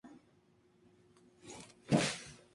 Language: Spanish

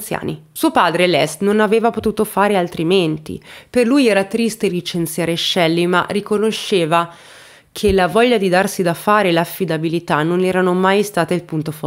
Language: Italian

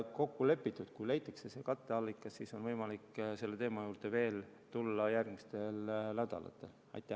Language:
Estonian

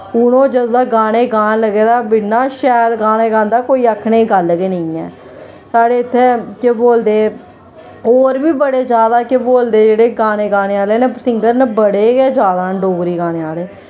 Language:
Dogri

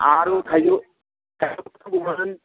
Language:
Bodo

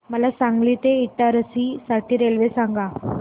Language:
Marathi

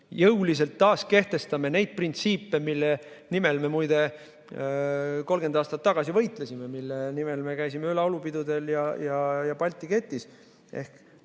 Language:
Estonian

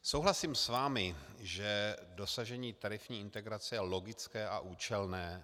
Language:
Czech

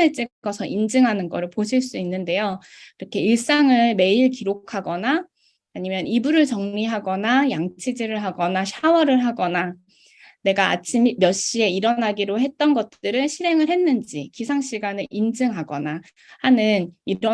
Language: Korean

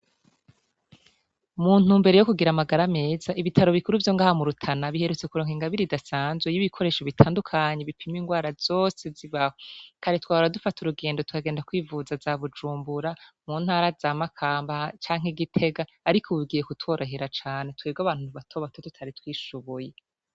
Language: Rundi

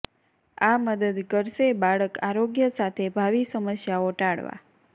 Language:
Gujarati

